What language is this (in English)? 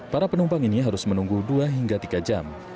Indonesian